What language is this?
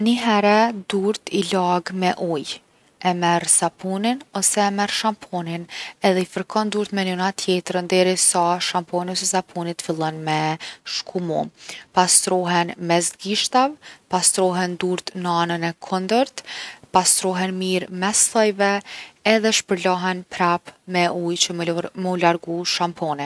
Gheg Albanian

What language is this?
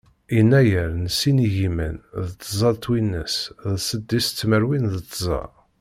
Kabyle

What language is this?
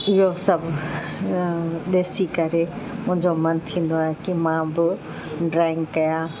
Sindhi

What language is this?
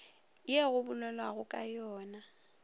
Northern Sotho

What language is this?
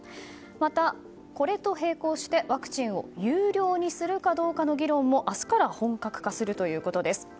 Japanese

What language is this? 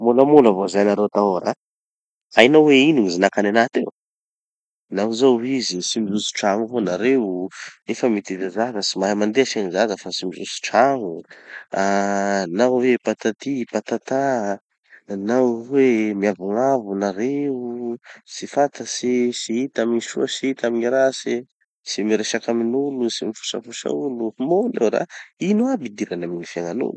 Tanosy Malagasy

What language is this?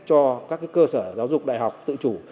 Vietnamese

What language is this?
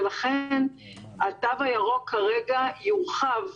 Hebrew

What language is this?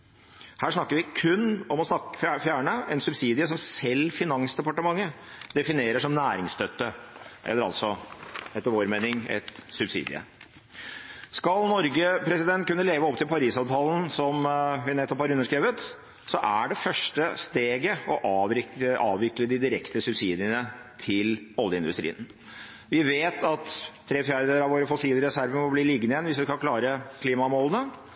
Norwegian Bokmål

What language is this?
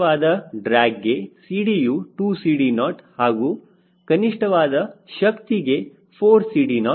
Kannada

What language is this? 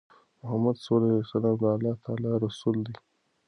Pashto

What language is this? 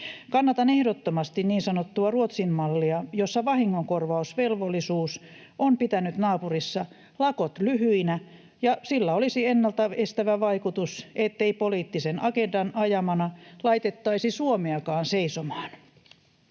Finnish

